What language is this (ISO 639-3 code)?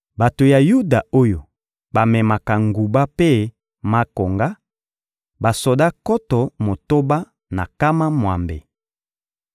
lin